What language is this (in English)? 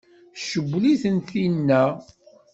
Kabyle